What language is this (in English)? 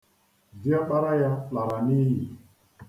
Igbo